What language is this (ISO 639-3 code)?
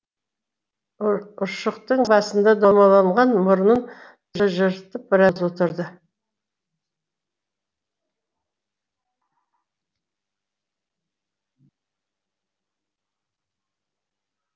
kaz